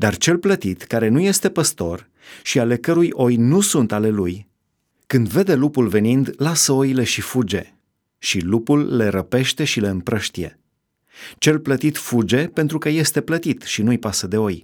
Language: Romanian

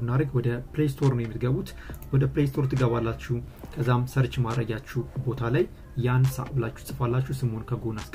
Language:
Romanian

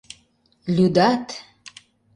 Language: Mari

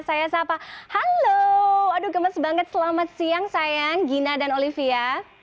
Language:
Indonesian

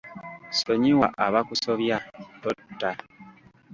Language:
Ganda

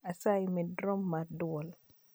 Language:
Luo (Kenya and Tanzania)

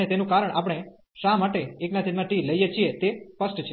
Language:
Gujarati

